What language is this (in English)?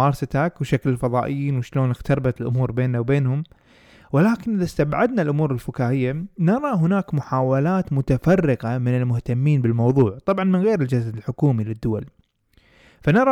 Arabic